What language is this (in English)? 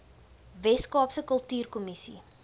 Afrikaans